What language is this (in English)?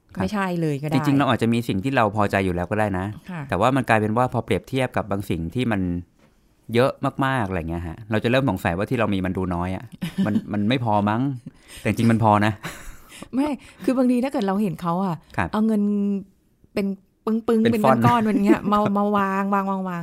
Thai